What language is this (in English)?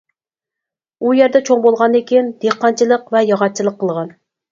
Uyghur